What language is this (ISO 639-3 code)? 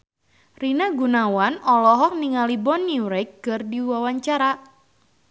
sun